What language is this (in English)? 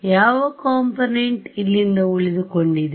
Kannada